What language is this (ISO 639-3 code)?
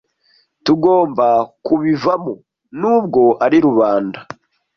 kin